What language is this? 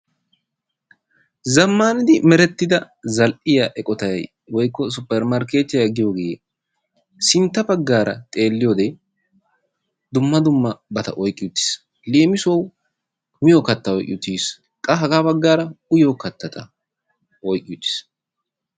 Wolaytta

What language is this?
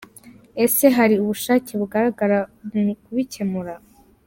Kinyarwanda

